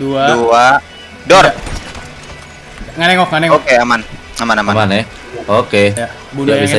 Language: Indonesian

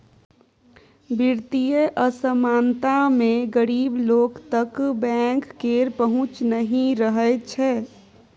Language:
Maithili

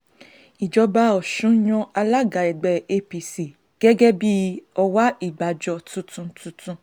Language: Yoruba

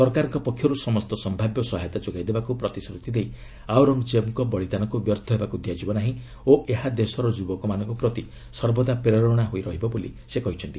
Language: Odia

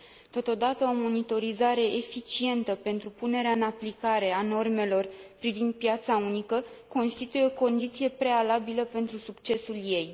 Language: Romanian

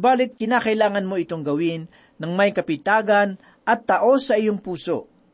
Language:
Filipino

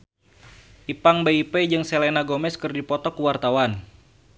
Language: Sundanese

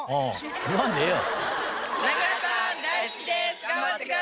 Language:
Japanese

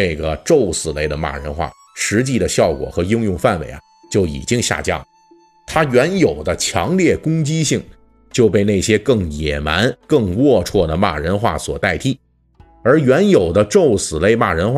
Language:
Chinese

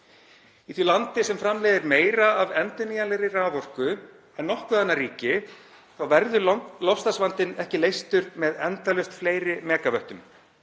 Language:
Icelandic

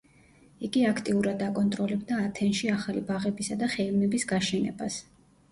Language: Georgian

